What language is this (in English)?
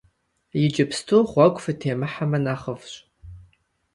Kabardian